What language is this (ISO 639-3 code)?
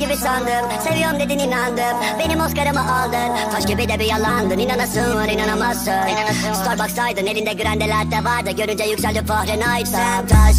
tur